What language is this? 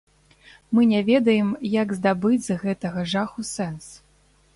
Belarusian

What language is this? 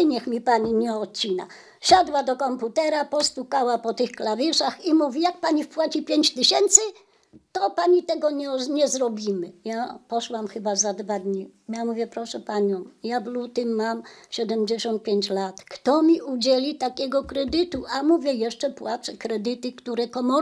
Polish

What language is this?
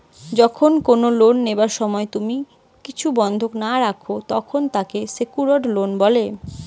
Bangla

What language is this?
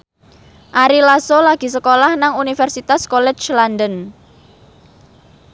Javanese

